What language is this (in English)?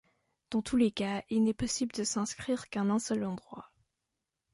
French